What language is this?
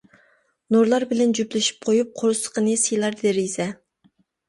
Uyghur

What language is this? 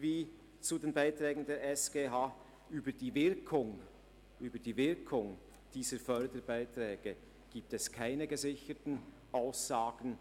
Swiss German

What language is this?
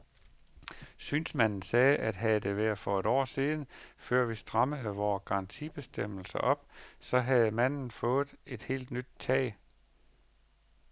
Danish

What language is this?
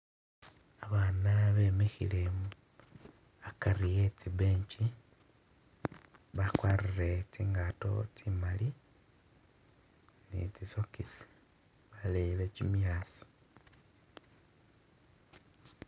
Masaaba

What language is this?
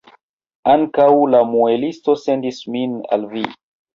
Esperanto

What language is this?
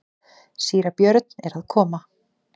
Icelandic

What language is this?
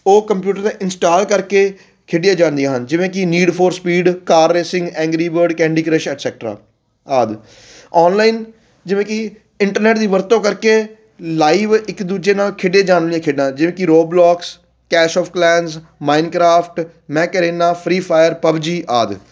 Punjabi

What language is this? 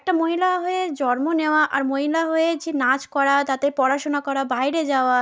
Bangla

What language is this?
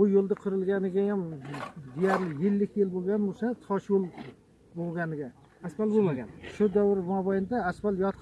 Turkish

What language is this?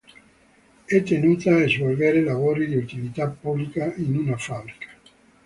Italian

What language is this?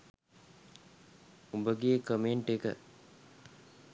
Sinhala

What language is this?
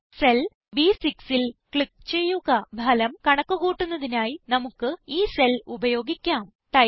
Malayalam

